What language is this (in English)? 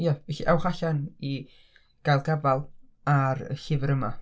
Welsh